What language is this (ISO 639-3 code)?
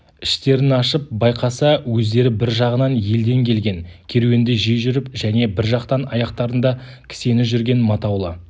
kaz